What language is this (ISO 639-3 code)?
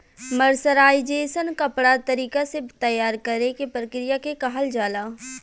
bho